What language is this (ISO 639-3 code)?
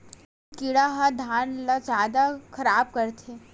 hne